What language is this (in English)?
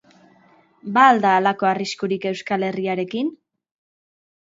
Basque